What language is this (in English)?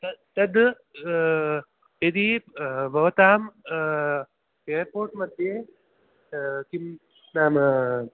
Sanskrit